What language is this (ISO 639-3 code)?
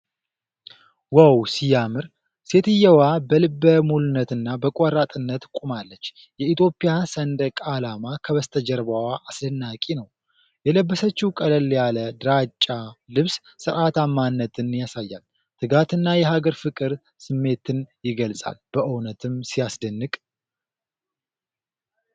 amh